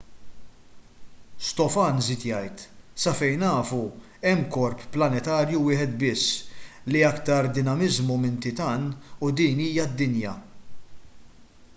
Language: Maltese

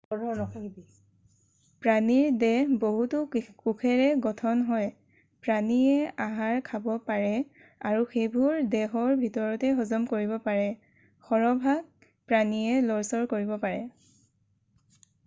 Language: Assamese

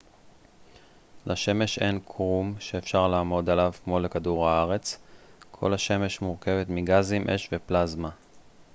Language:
Hebrew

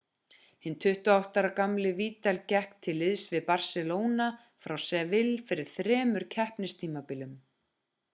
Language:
Icelandic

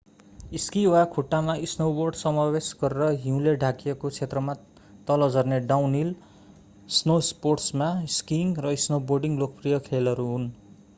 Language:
Nepali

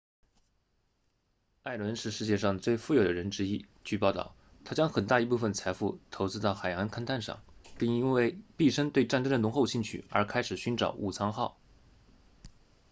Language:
Chinese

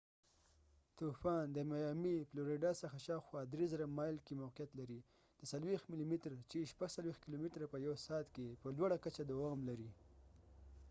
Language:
Pashto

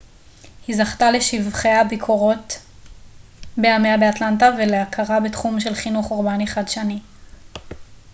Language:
Hebrew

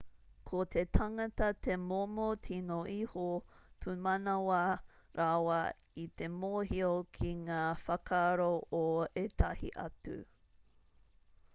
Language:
Māori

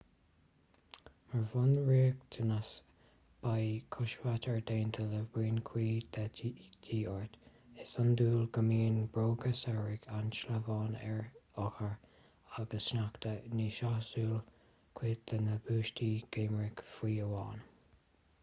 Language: Irish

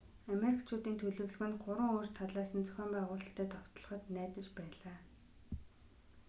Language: Mongolian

